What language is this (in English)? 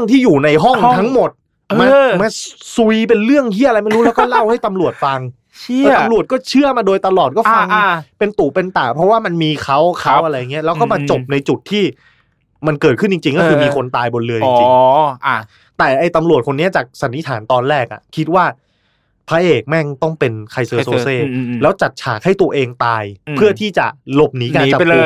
Thai